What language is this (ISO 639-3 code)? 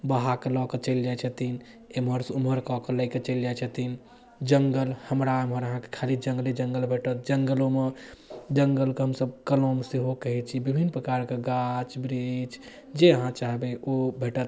mai